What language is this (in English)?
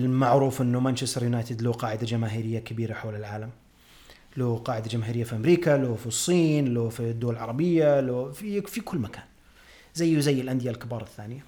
Arabic